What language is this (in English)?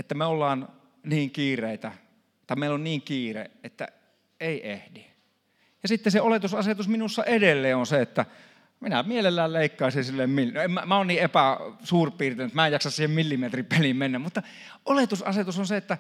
Finnish